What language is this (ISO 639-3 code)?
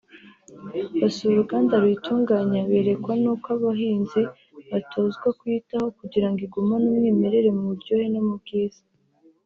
kin